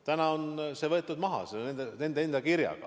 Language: Estonian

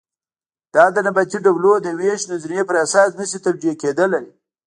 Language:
Pashto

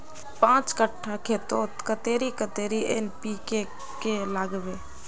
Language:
Magahi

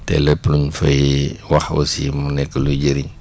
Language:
Wolof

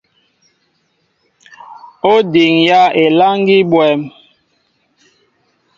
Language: Mbo (Cameroon)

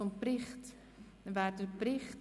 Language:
Swiss German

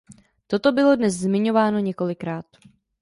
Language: Czech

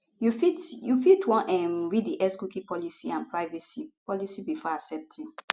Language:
Nigerian Pidgin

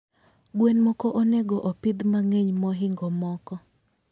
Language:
Luo (Kenya and Tanzania)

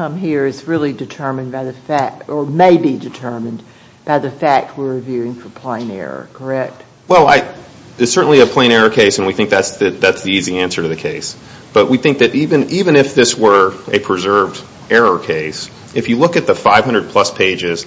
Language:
English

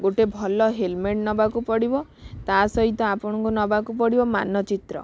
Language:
Odia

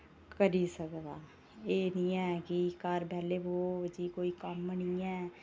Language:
Dogri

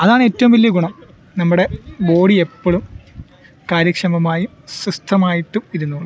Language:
Malayalam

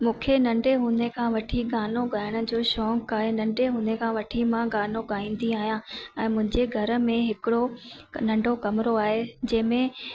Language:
Sindhi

